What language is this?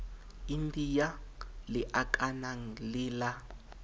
Southern Sotho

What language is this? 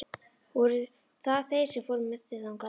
Icelandic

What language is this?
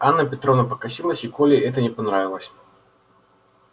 Russian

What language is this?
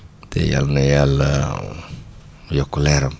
Wolof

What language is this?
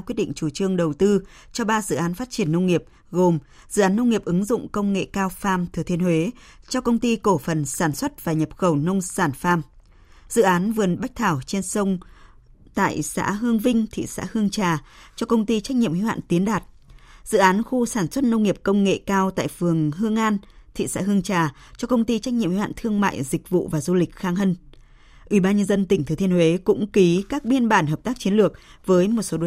Vietnamese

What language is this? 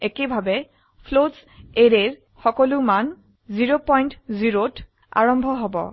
Assamese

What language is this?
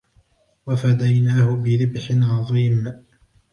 Arabic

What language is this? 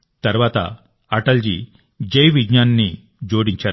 Telugu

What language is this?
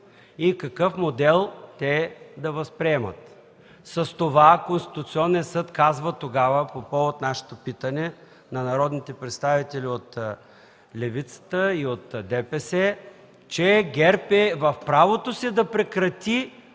Bulgarian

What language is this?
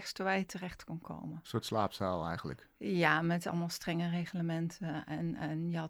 Dutch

